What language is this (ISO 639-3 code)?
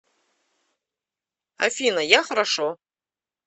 rus